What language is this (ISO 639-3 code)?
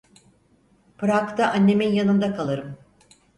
tur